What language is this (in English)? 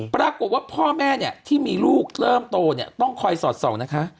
Thai